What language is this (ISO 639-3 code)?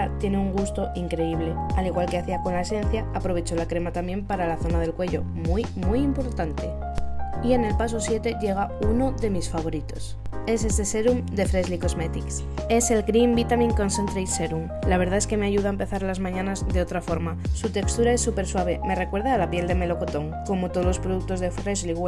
spa